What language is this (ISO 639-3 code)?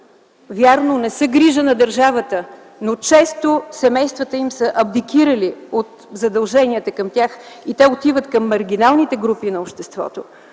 bul